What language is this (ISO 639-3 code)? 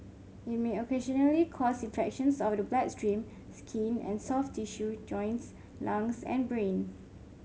eng